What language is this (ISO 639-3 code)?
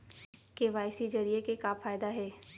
hne